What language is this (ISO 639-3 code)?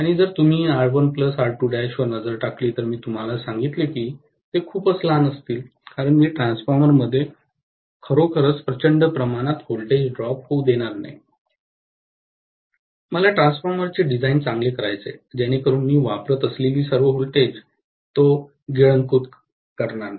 mar